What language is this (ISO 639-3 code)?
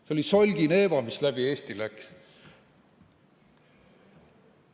est